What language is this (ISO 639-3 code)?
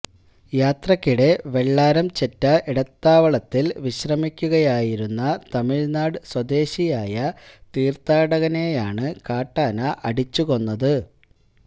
mal